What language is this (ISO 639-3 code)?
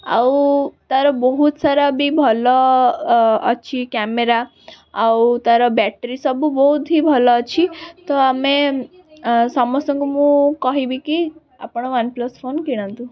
ori